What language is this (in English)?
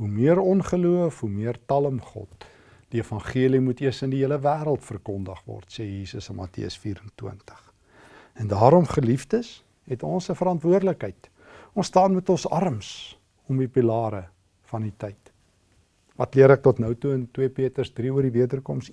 Dutch